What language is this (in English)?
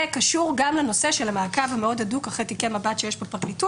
Hebrew